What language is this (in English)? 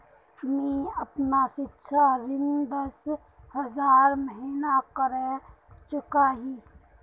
Magahi